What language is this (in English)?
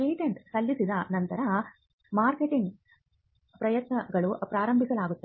Kannada